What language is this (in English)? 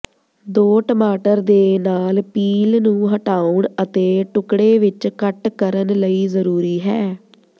Punjabi